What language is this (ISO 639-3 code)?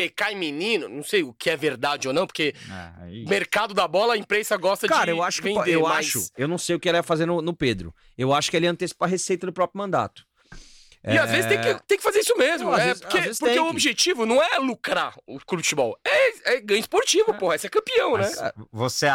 por